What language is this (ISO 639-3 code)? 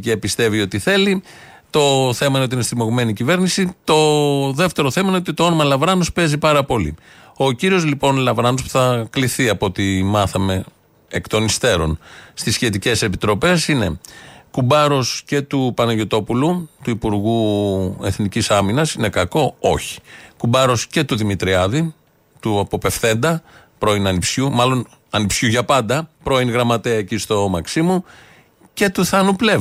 ell